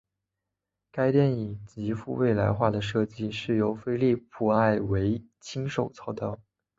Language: Chinese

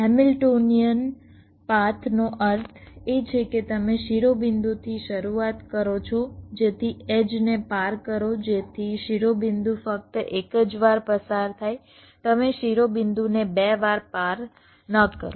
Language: Gujarati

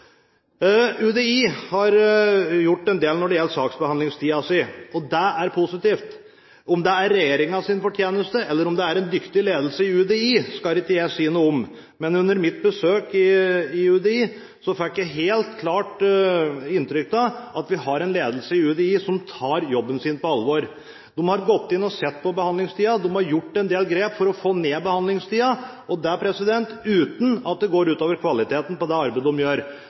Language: Norwegian Bokmål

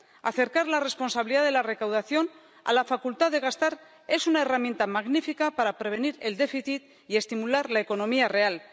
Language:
Spanish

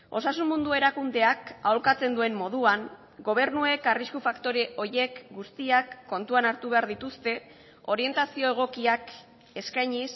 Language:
Basque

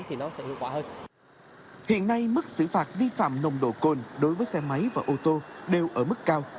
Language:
Vietnamese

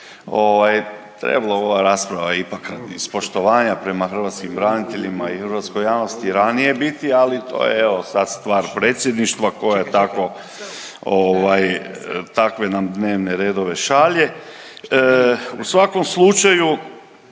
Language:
Croatian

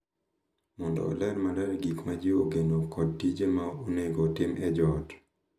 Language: Luo (Kenya and Tanzania)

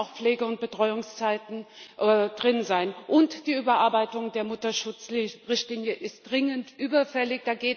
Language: German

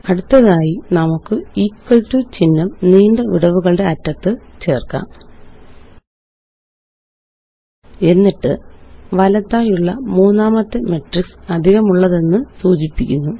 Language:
Malayalam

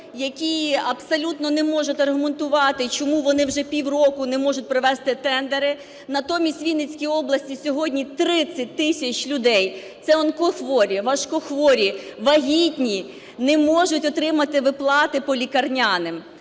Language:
Ukrainian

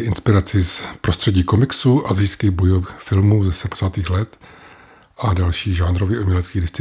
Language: Czech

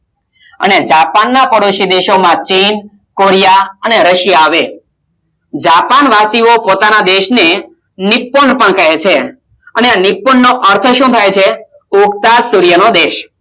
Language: Gujarati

